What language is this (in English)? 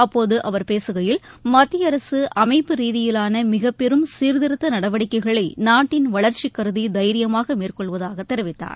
Tamil